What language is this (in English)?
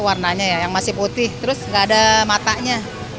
Indonesian